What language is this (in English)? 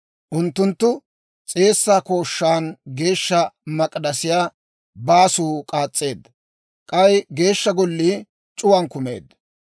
Dawro